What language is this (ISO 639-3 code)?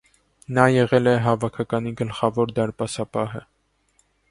hye